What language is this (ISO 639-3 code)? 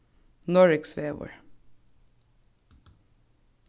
fao